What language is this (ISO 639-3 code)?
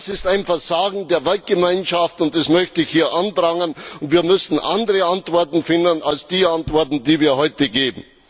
deu